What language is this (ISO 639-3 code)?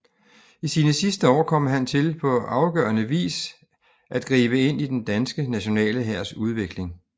dan